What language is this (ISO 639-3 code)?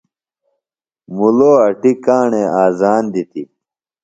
phl